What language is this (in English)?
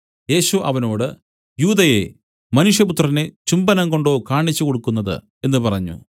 Malayalam